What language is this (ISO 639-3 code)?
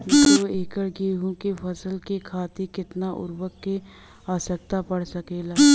bho